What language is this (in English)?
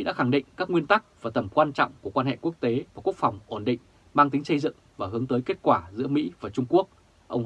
Vietnamese